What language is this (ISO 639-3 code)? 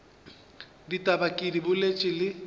nso